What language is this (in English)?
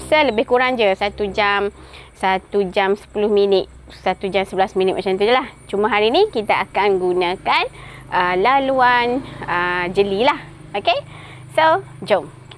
Malay